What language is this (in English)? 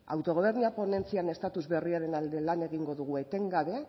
Basque